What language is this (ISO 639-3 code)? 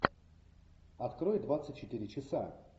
rus